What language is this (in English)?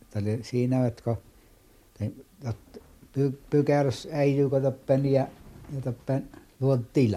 Finnish